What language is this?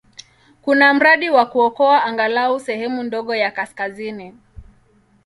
Swahili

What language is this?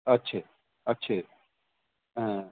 Punjabi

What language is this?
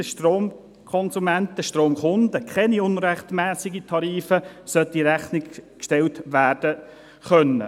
Swiss German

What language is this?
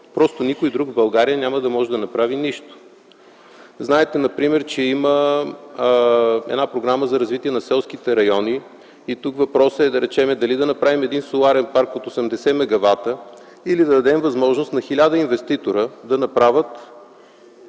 Bulgarian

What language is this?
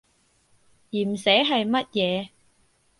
Cantonese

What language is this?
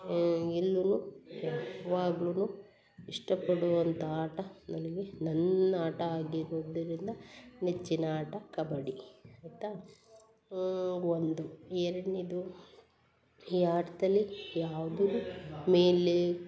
Kannada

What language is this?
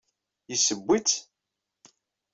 Kabyle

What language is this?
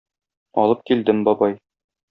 Tatar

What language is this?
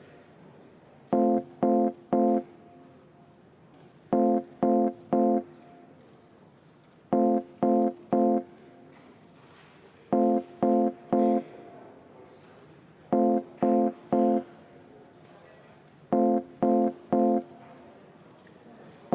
Estonian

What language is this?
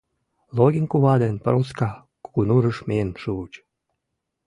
Mari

